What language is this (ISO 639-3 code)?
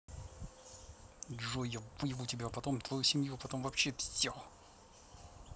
rus